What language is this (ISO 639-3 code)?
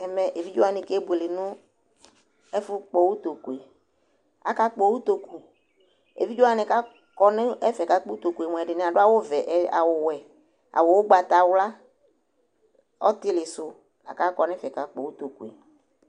kpo